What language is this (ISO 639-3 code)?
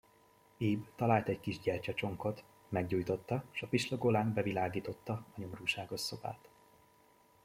hun